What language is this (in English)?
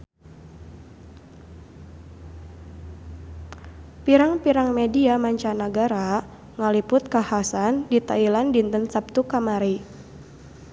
Sundanese